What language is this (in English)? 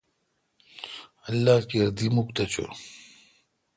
Kalkoti